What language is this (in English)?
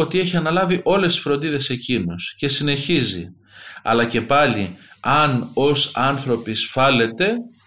Greek